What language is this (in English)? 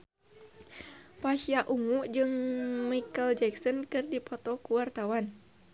Sundanese